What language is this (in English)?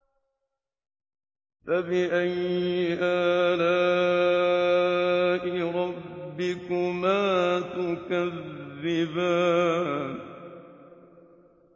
Arabic